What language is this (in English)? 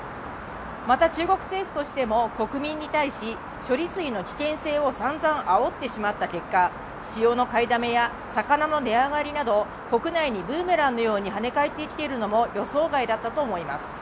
Japanese